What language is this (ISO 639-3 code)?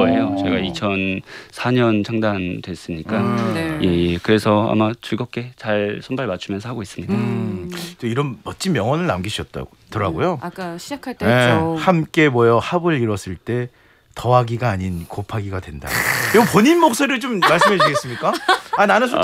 kor